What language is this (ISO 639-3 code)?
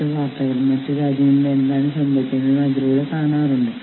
mal